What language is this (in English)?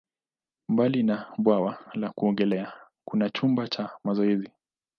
Swahili